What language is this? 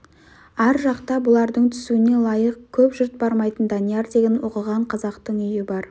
Kazakh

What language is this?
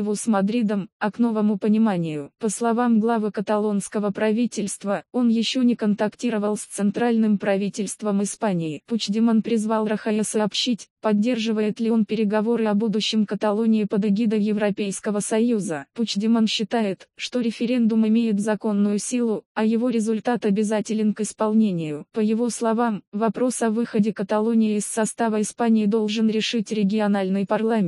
Russian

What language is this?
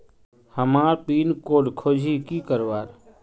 Magahi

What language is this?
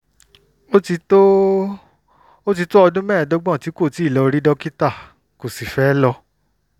Yoruba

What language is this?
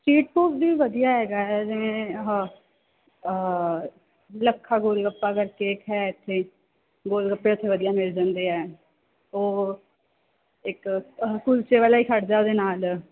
Punjabi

